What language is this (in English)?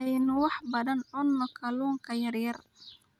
Somali